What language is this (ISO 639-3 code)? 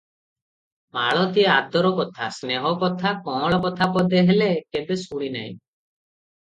ori